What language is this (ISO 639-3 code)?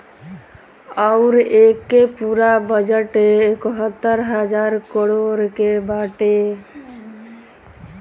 bho